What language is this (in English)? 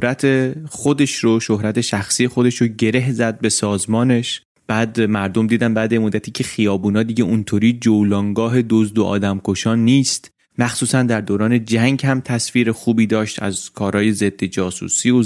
Persian